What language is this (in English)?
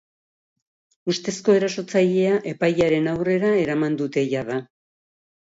Basque